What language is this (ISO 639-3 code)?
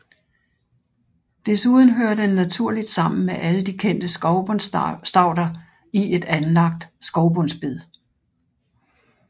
dan